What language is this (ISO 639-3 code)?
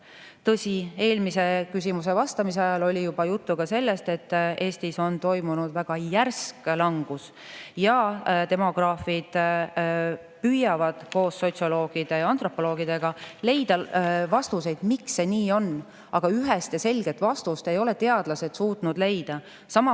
est